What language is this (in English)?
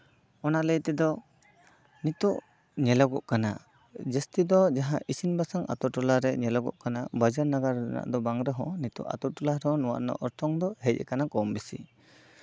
Santali